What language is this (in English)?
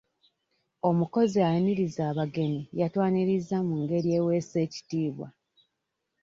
Ganda